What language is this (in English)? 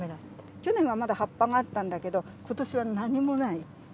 Japanese